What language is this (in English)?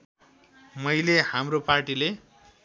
Nepali